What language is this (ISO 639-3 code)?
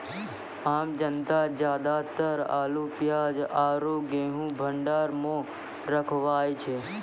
mai